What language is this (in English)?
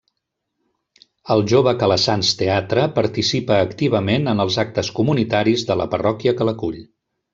Catalan